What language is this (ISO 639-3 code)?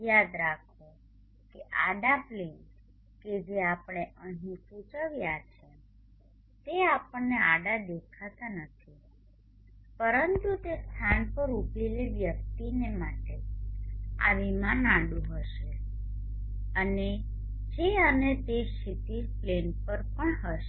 guj